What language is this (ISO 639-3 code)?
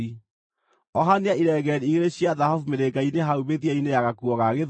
kik